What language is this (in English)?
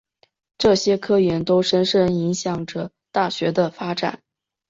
Chinese